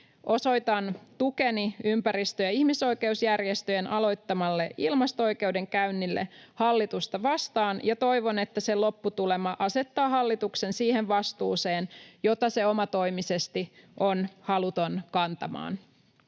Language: Finnish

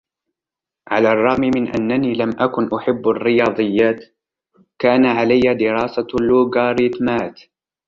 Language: Arabic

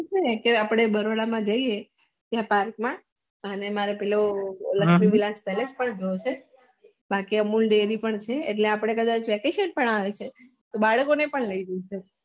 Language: Gujarati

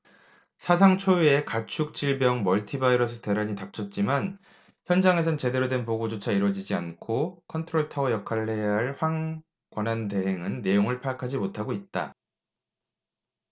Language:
Korean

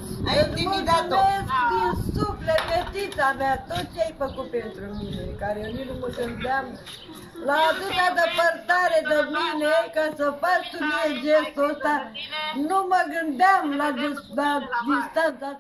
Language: Romanian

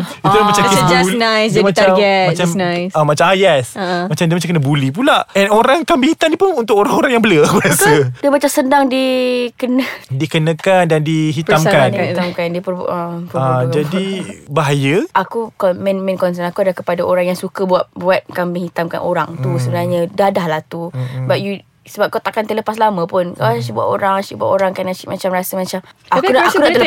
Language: Malay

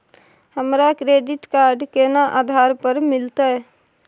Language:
Maithili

